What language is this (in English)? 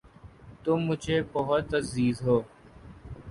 Urdu